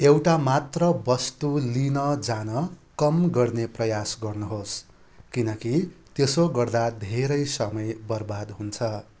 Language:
Nepali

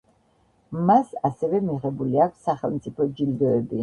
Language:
Georgian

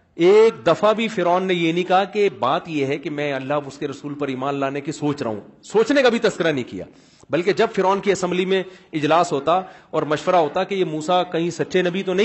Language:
Urdu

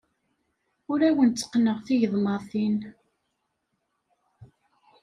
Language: Kabyle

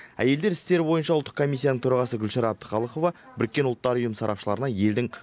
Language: Kazakh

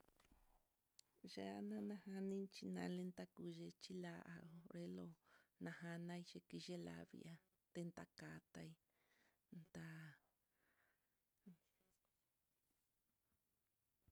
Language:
Mitlatongo Mixtec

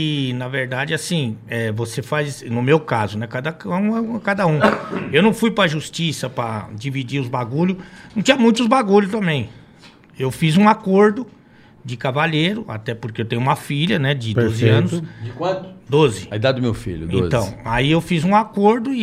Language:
Portuguese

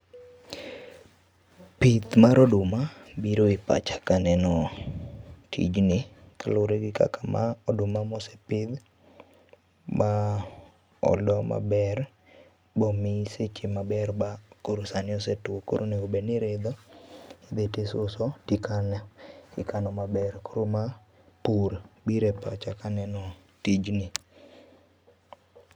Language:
Luo (Kenya and Tanzania)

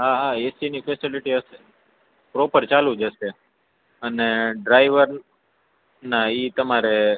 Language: Gujarati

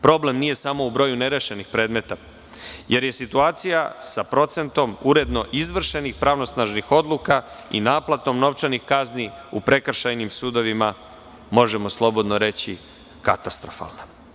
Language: Serbian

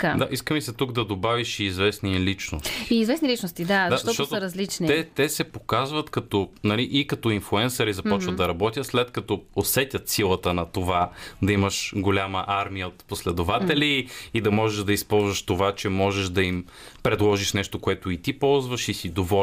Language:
Bulgarian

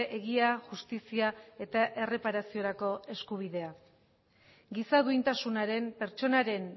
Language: Basque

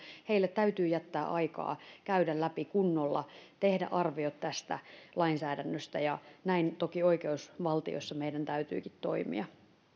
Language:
Finnish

